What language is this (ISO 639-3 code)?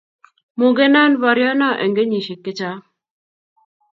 kln